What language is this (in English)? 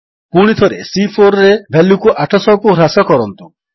Odia